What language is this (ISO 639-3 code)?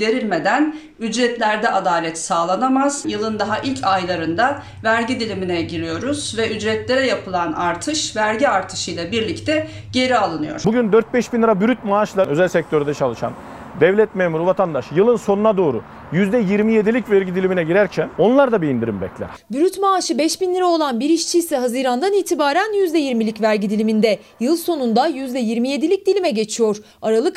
tur